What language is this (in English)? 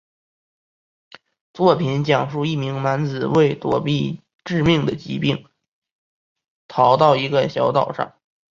Chinese